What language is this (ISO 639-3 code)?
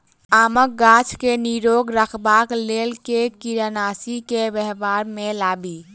mai